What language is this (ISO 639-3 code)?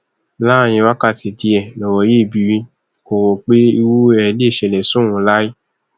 yor